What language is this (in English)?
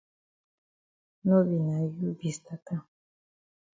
Cameroon Pidgin